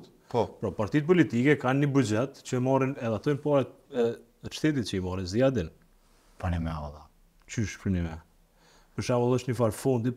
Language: Romanian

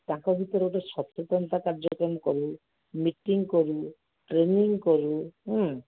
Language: Odia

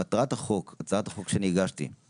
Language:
Hebrew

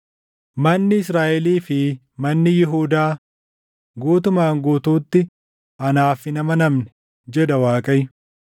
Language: Oromo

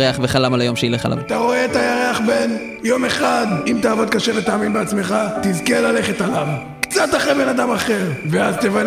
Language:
Hebrew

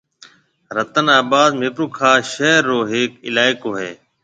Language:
Marwari (Pakistan)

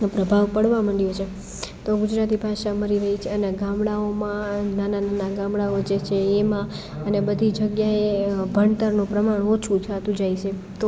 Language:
Gujarati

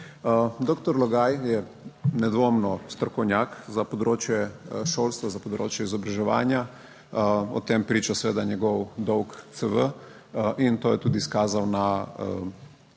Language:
Slovenian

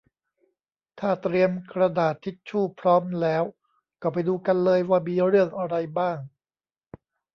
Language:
Thai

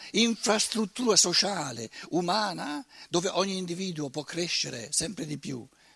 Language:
Italian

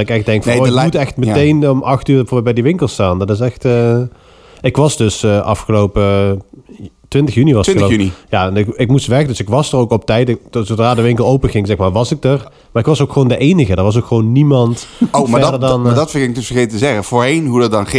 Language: Dutch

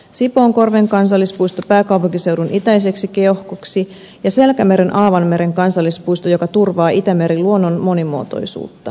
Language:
Finnish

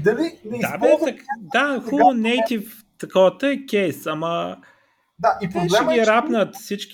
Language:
Bulgarian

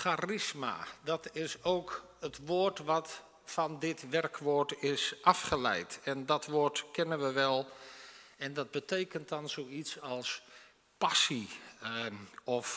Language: Dutch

